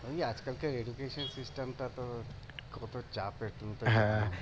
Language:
Bangla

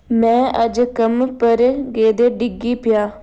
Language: Dogri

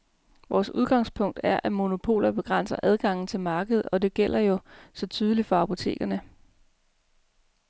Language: Danish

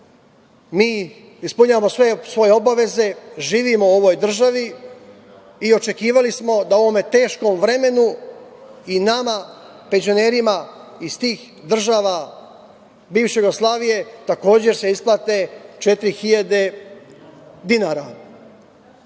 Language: Serbian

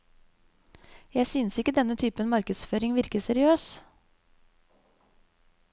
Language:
Norwegian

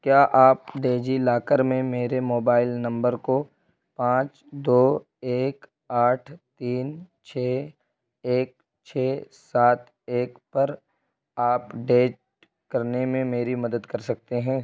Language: Urdu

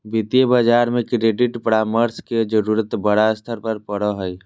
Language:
Magahi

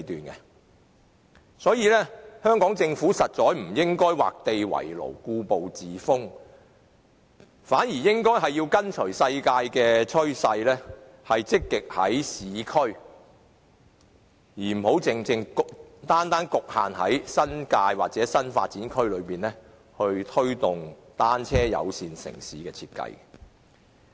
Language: Cantonese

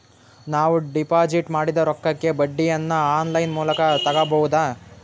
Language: Kannada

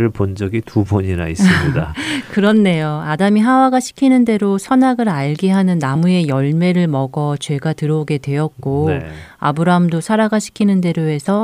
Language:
Korean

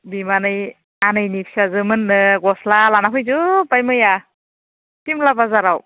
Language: Bodo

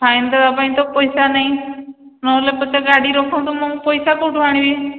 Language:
Odia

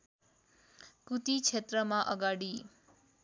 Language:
Nepali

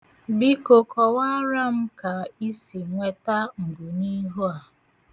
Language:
Igbo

